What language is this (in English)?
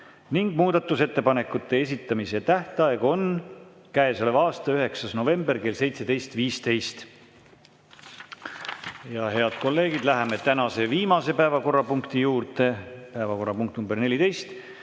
Estonian